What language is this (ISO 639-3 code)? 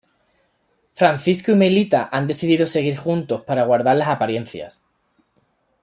spa